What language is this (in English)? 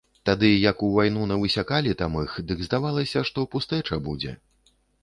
Belarusian